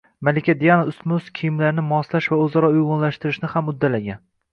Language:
Uzbek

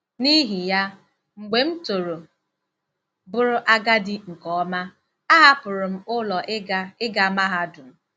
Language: Igbo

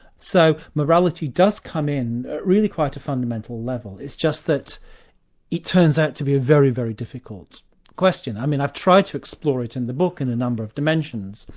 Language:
English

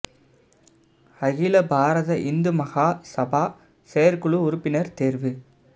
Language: Tamil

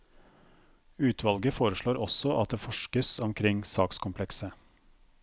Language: Norwegian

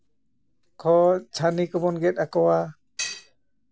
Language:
Santali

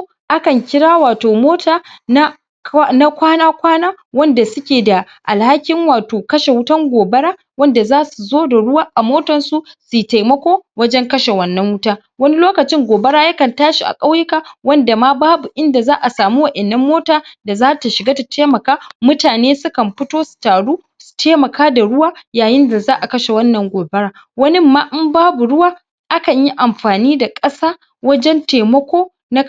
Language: Hausa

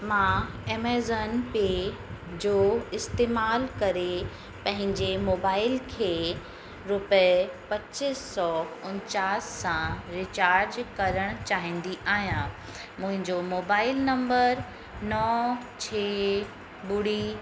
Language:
Sindhi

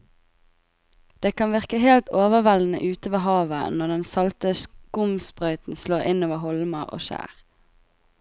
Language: Norwegian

